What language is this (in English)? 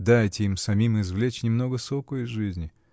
Russian